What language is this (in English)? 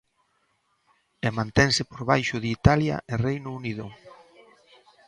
Galician